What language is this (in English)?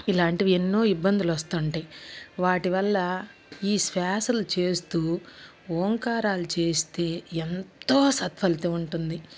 Telugu